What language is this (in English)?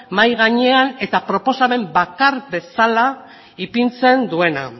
Basque